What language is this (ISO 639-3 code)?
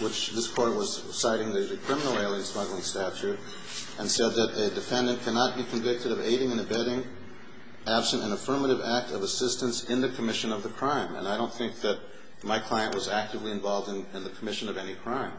eng